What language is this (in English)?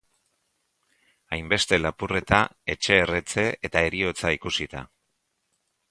Basque